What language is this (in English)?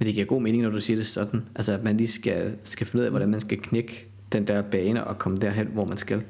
Danish